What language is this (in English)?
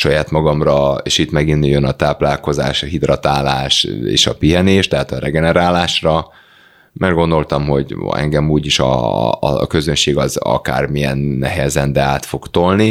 Hungarian